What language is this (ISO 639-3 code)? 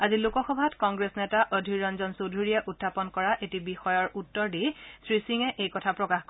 asm